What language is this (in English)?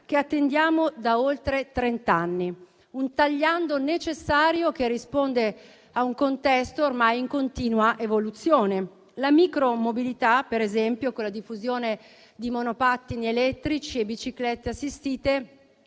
Italian